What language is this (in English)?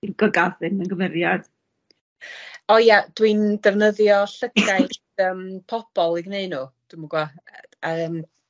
Welsh